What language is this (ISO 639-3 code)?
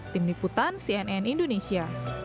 ind